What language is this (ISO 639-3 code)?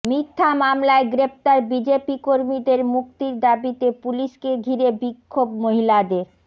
ben